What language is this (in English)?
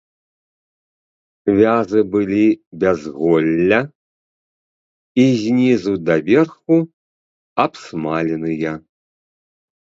Belarusian